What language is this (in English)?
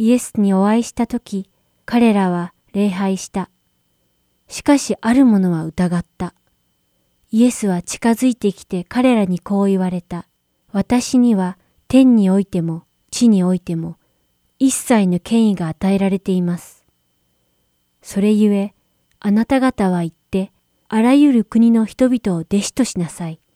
Japanese